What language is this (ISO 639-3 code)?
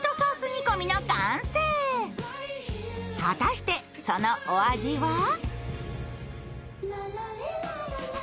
jpn